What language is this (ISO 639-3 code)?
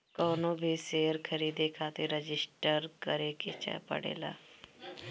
bho